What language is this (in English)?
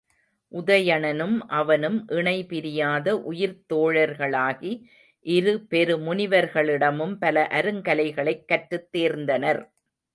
Tamil